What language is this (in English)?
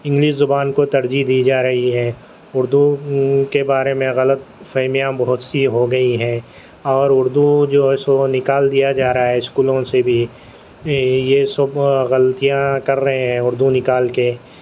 Urdu